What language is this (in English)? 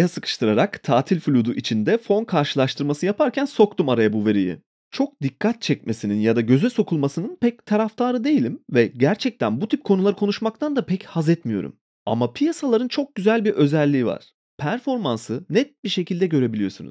Turkish